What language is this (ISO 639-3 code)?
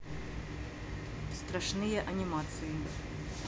rus